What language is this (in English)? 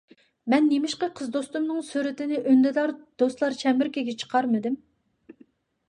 Uyghur